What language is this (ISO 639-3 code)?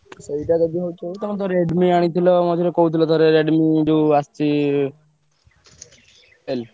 ori